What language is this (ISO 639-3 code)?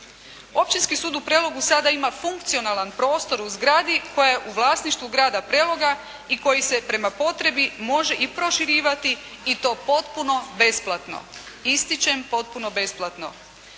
hrv